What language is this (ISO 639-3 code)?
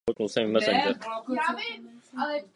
ces